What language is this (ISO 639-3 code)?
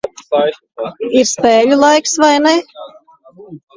lav